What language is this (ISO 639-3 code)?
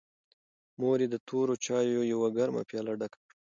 pus